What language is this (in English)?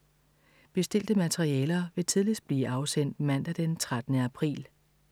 Danish